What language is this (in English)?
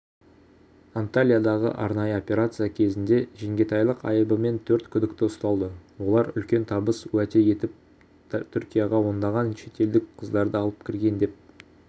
Kazakh